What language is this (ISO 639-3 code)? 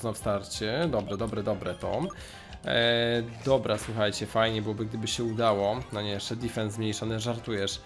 pol